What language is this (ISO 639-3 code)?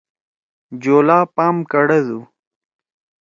trw